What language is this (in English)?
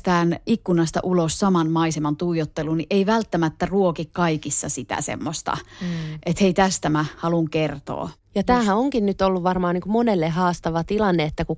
Finnish